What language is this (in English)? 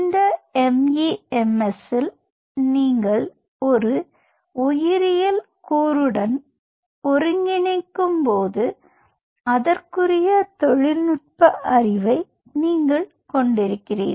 Tamil